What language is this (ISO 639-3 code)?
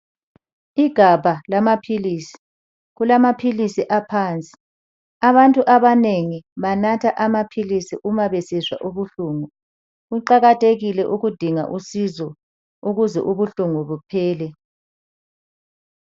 nde